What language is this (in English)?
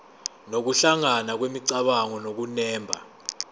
Zulu